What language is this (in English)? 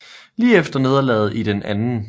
Danish